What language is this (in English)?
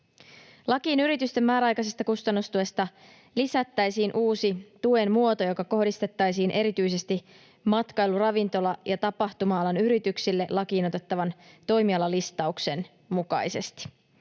Finnish